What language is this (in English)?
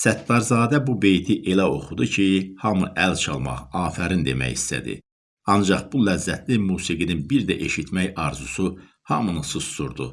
Turkish